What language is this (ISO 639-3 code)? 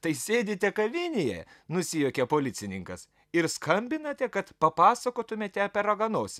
lit